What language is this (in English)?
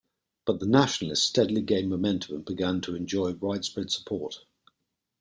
English